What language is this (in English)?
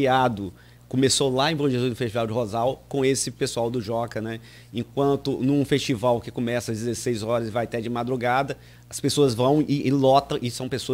Portuguese